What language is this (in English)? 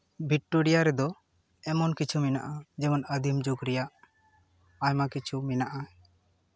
Santali